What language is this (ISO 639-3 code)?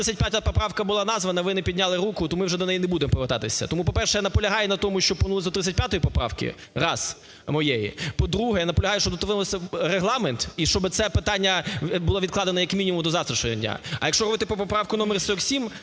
ukr